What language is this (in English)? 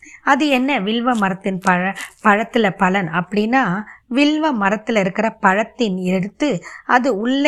Tamil